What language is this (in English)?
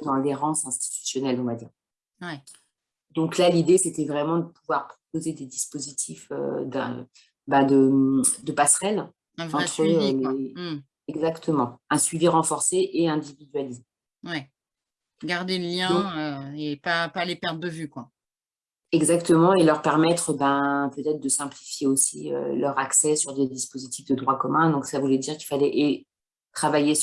French